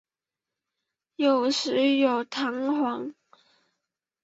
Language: Chinese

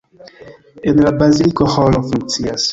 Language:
Esperanto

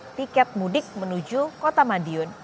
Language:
Indonesian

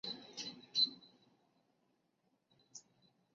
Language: Chinese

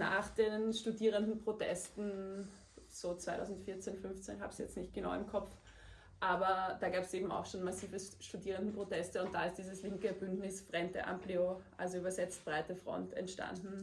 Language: German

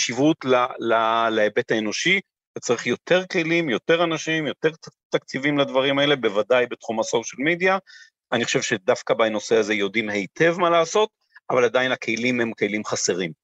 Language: Hebrew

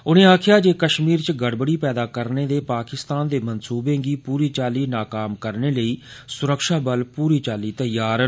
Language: Dogri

